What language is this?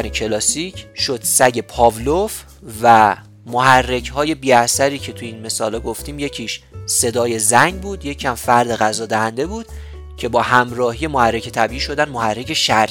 Persian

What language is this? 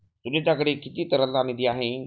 Marathi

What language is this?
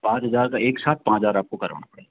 Hindi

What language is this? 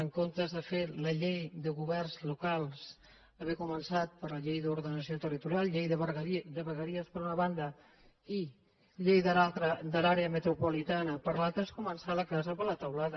Catalan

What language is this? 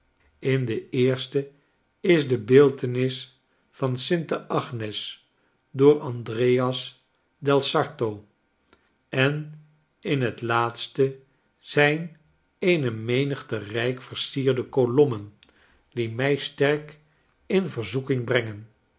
Dutch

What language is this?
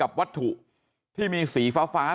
Thai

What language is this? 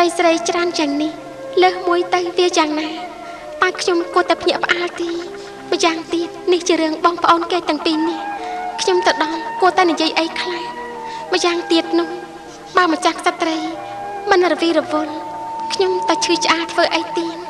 Thai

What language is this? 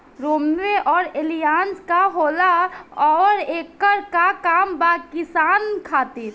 Bhojpuri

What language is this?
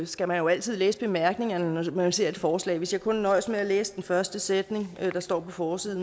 Danish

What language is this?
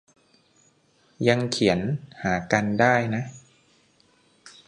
Thai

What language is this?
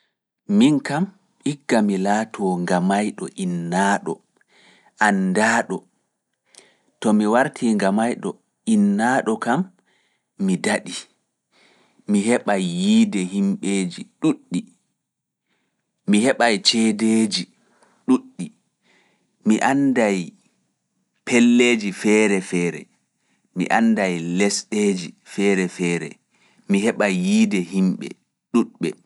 Fula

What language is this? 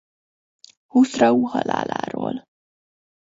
Hungarian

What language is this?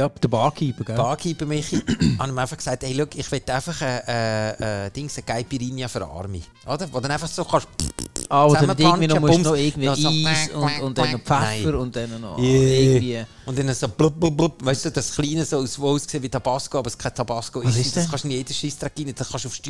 German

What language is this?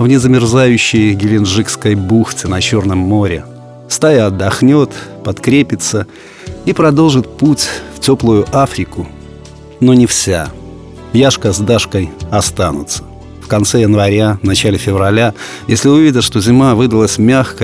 Russian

